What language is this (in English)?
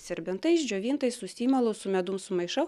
Lithuanian